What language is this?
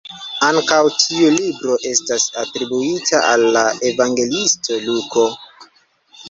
Esperanto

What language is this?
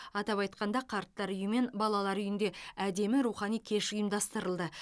Kazakh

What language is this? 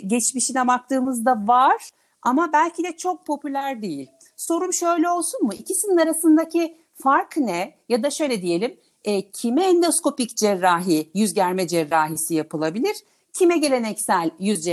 Turkish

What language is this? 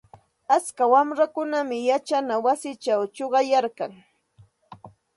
Santa Ana de Tusi Pasco Quechua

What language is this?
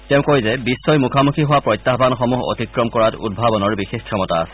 Assamese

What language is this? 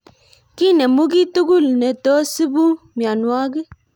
Kalenjin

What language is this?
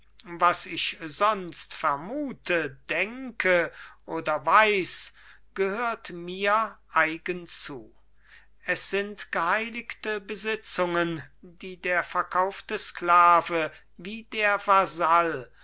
German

